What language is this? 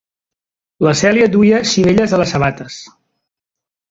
Catalan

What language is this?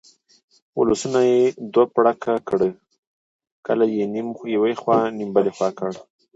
Pashto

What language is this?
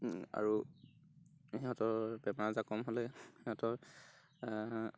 Assamese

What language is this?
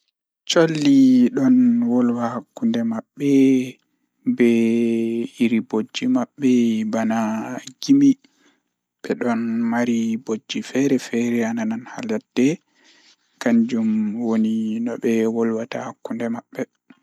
Fula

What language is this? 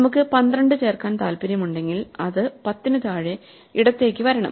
Malayalam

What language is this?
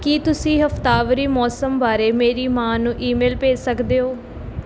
Punjabi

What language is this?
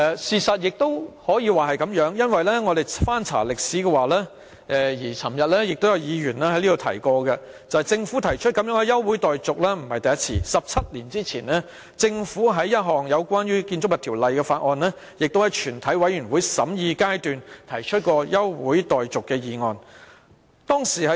Cantonese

